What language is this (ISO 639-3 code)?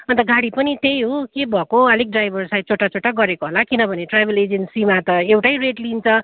nep